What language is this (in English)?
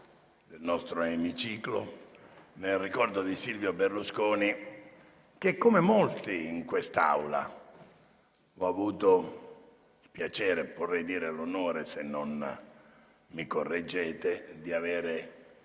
Italian